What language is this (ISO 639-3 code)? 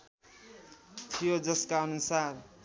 nep